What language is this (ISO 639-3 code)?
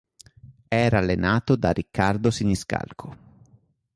ita